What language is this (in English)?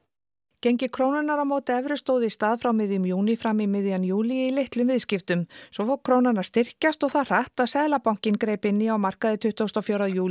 Icelandic